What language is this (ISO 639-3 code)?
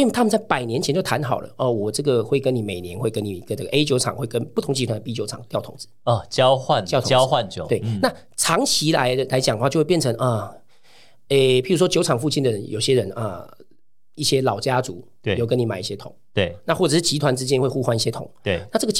zho